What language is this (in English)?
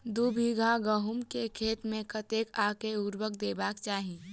Maithili